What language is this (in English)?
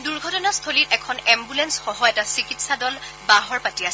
Assamese